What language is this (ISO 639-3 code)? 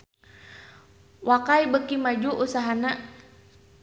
sun